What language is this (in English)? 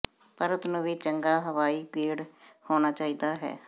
Punjabi